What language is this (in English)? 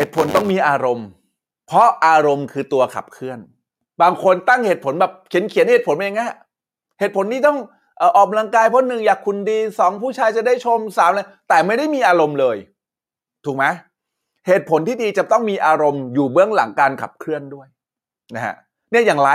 Thai